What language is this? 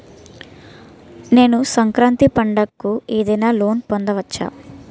Telugu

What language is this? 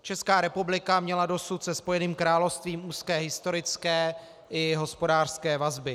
Czech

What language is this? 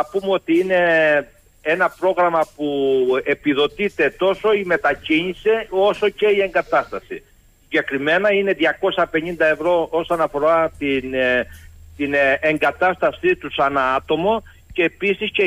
Greek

